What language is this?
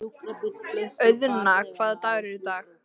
Icelandic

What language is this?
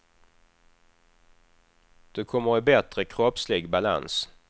Swedish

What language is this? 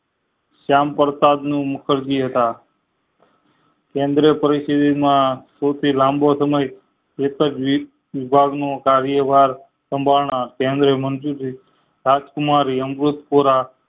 Gujarati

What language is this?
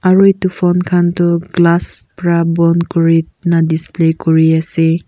Naga Pidgin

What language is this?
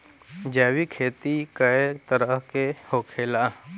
Bhojpuri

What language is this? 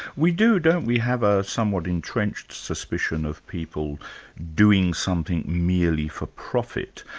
English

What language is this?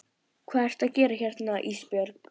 Icelandic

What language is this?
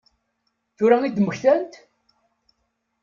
Kabyle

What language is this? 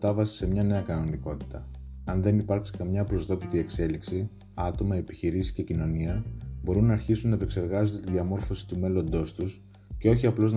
Greek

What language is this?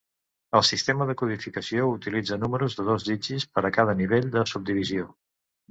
Catalan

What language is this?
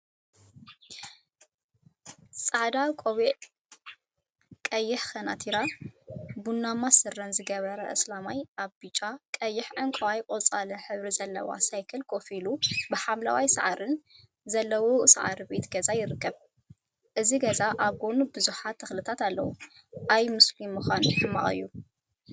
Tigrinya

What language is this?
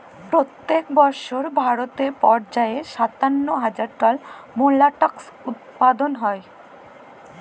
Bangla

